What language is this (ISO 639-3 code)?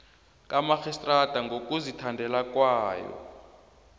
nbl